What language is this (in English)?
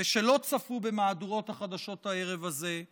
Hebrew